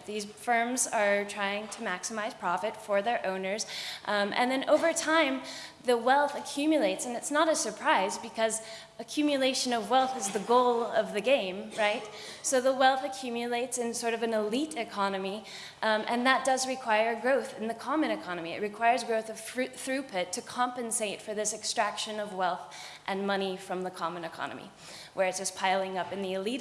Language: English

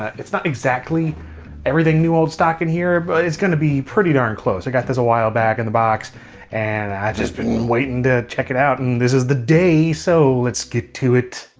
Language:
English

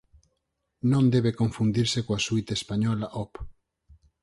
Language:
Galician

